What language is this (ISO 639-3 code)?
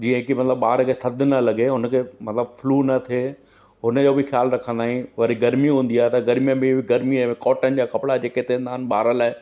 snd